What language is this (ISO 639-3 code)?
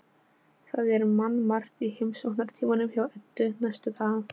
isl